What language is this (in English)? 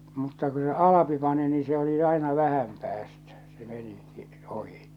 Finnish